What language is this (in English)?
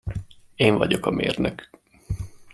Hungarian